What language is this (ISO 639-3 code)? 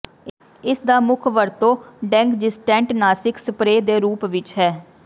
pan